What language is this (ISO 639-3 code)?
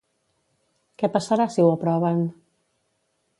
cat